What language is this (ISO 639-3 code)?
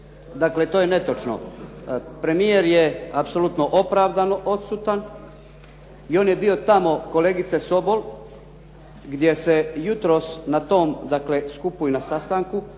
hrv